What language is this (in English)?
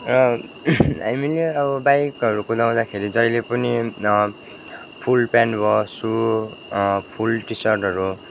Nepali